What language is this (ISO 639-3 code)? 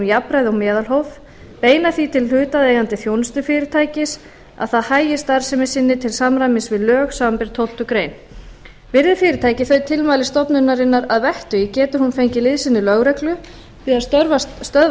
isl